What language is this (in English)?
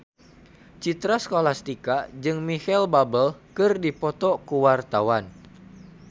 Sundanese